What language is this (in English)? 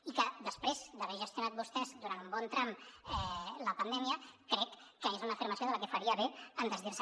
Catalan